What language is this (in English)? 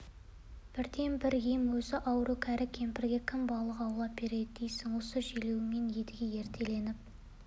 Kazakh